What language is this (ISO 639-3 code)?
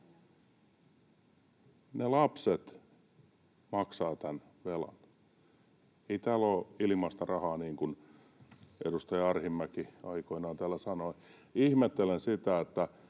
fin